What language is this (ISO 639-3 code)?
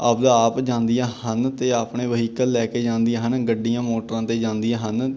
pan